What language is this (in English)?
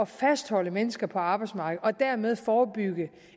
Danish